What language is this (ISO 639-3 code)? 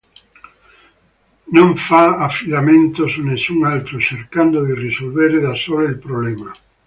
ita